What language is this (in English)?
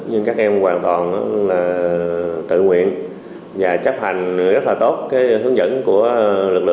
Vietnamese